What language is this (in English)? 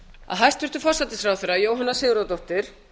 Icelandic